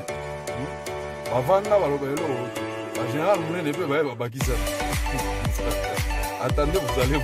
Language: French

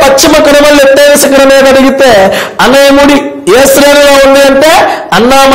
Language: Hindi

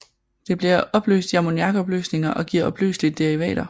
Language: Danish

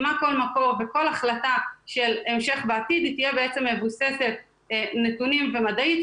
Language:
Hebrew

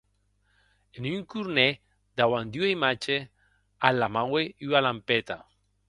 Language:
Occitan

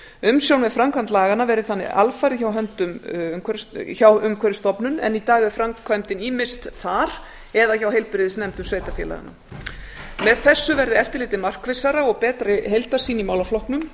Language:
Icelandic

